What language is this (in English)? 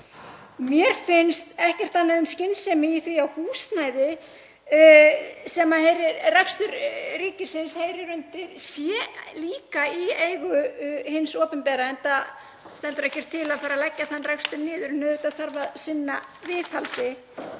Icelandic